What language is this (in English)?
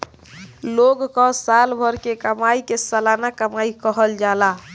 Bhojpuri